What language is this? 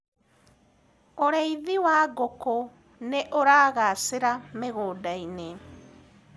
Kikuyu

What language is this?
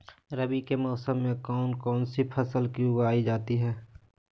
Magahi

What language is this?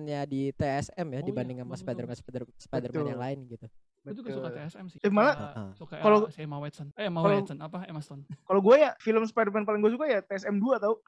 Indonesian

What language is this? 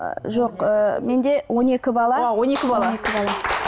Kazakh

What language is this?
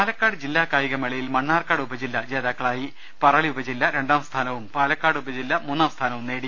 Malayalam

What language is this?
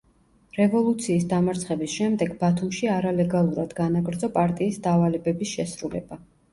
Georgian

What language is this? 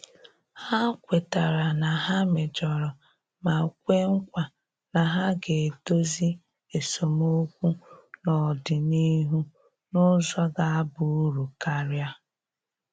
Igbo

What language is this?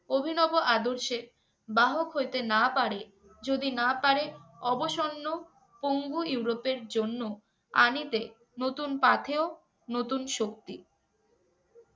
Bangla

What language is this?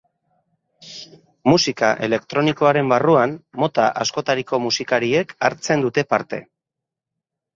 Basque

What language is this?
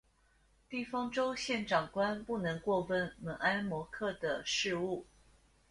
Chinese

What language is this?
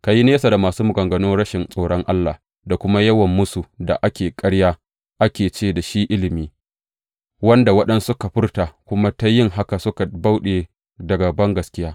Hausa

